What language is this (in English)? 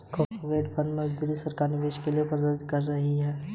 Hindi